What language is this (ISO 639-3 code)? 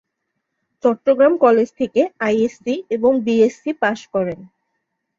ben